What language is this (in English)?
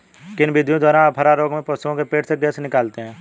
Hindi